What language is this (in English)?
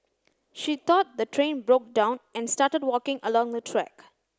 English